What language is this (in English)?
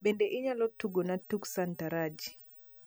Luo (Kenya and Tanzania)